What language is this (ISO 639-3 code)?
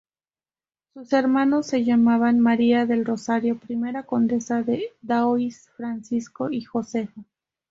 spa